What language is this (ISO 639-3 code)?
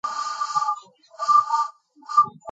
kat